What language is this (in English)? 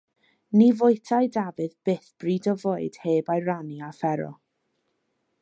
Welsh